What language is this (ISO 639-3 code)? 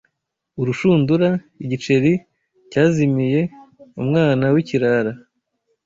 kin